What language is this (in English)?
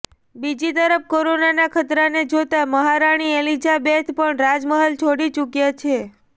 Gujarati